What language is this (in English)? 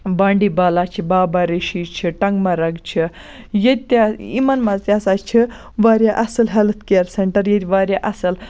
Kashmiri